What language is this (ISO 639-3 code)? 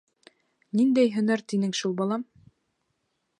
bak